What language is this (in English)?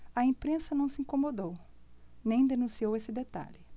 Portuguese